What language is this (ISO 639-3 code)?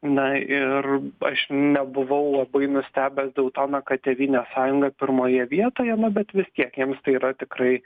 lit